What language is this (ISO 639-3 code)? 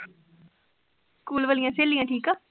pan